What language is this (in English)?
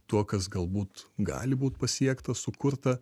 Lithuanian